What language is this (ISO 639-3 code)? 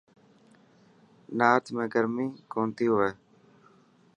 mki